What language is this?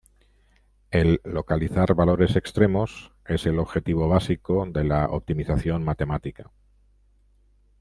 Spanish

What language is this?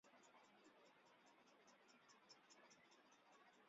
Chinese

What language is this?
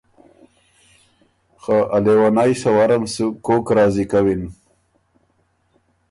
Ormuri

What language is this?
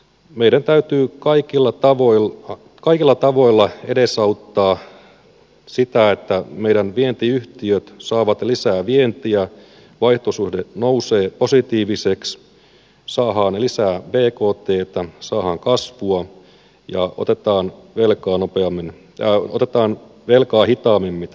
Finnish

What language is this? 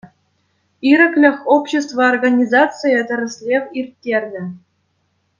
Chuvash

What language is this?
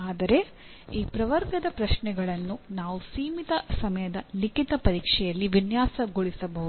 Kannada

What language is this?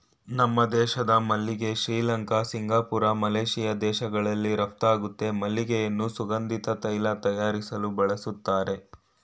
Kannada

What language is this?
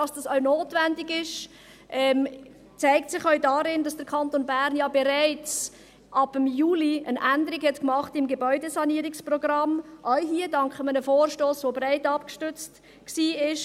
Swiss German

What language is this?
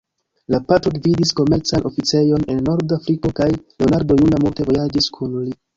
Esperanto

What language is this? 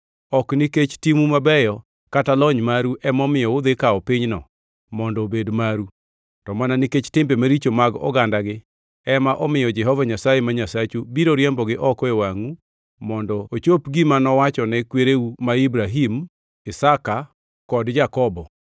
Luo (Kenya and Tanzania)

